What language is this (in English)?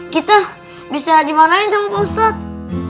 Indonesian